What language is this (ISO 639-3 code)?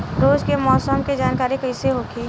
bho